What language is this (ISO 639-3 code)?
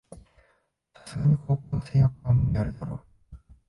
jpn